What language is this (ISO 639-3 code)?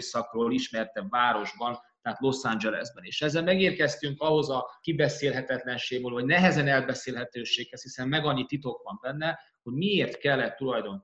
hun